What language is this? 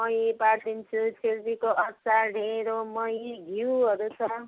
Nepali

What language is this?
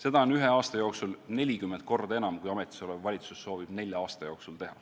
Estonian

